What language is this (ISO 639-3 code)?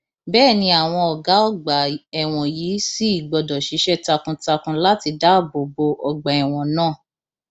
yor